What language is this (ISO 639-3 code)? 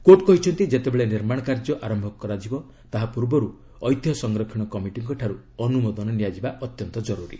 ori